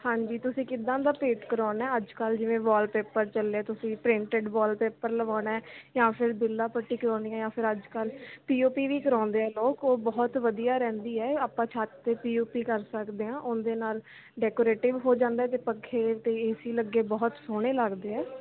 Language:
Punjabi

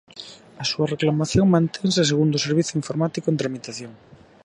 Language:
Galician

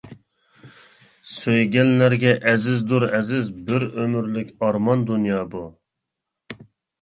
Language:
Uyghur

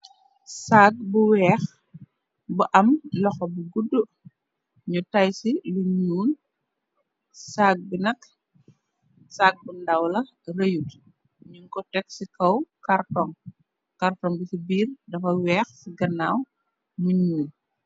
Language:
Wolof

